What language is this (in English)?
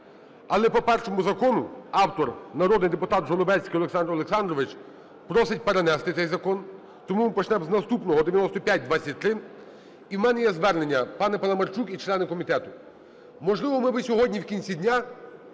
Ukrainian